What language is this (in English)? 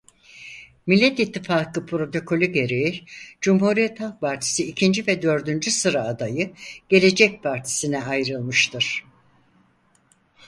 Turkish